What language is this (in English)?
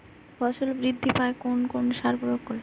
Bangla